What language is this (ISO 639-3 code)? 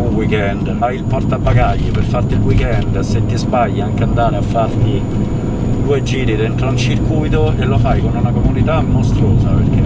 ita